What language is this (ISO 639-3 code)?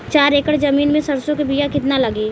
bho